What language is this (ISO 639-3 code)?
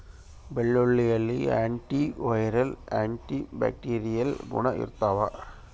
kan